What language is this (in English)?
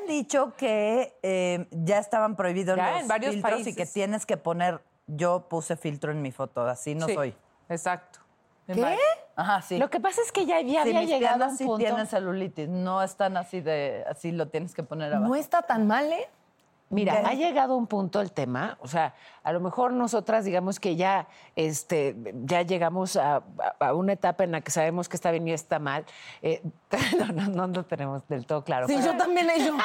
Spanish